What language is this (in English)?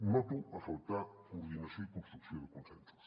Catalan